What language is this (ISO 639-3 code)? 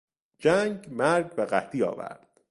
fas